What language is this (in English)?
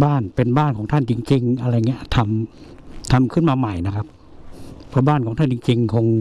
Thai